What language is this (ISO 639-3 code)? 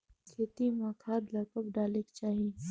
hne